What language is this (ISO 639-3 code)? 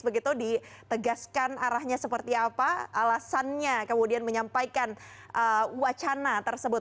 ind